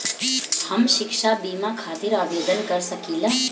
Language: Bhojpuri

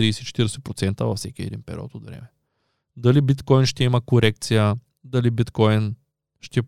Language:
Bulgarian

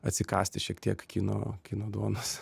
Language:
Lithuanian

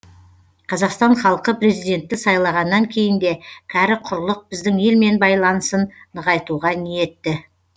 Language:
Kazakh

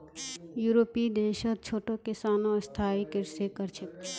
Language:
Magahi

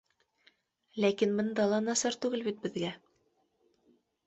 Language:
Bashkir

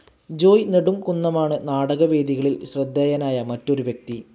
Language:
Malayalam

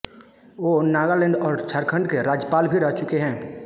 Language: Hindi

